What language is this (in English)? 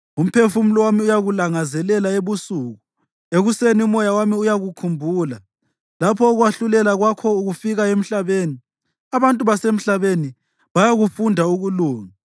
North Ndebele